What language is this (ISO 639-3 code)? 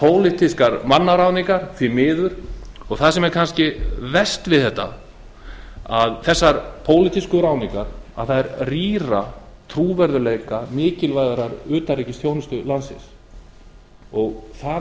isl